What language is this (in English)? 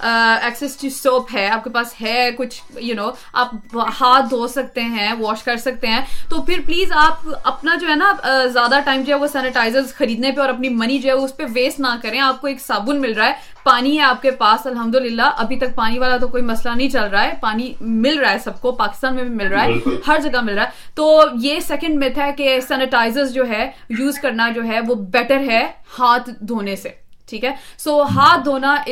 Urdu